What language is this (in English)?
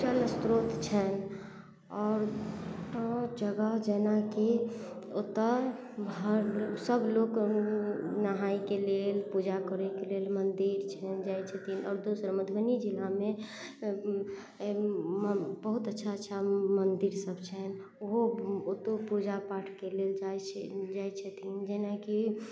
Maithili